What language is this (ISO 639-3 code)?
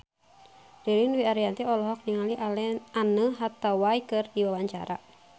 sun